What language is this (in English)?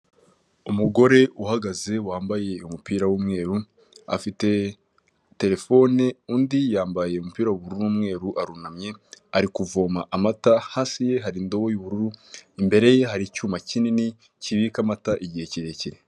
Kinyarwanda